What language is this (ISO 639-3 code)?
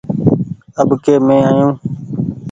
gig